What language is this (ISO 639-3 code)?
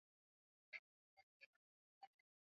swa